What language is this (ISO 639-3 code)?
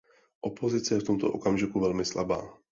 ces